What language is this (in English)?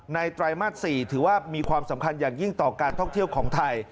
Thai